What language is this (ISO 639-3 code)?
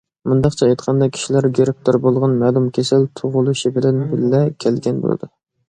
uig